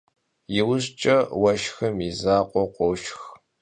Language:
Kabardian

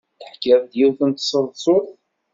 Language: Kabyle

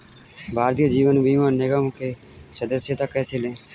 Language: Hindi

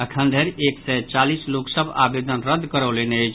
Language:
Maithili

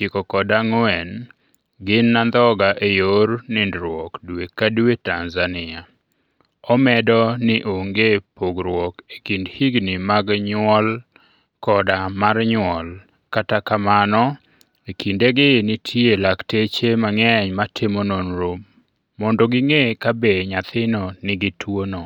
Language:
Luo (Kenya and Tanzania)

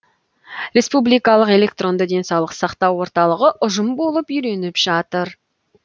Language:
Kazakh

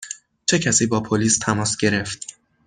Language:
Persian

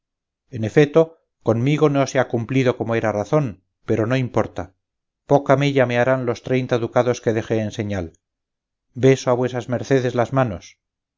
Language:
Spanish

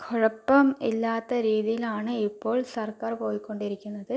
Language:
Malayalam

